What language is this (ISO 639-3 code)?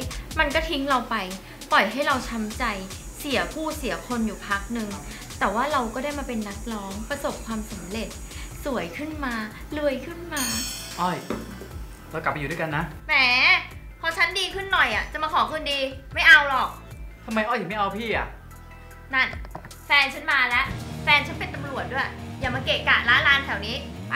tha